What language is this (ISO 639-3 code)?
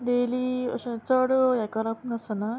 kok